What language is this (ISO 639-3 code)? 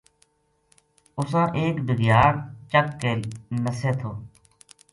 gju